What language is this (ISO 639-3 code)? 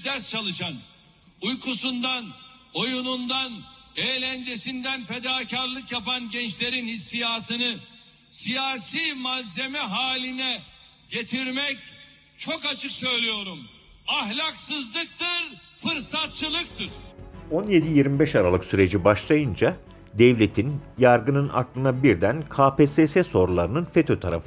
tur